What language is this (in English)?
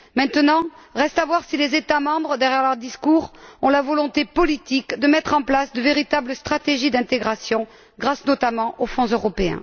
French